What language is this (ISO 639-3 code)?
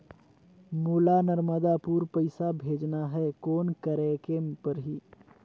hne